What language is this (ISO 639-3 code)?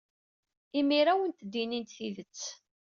kab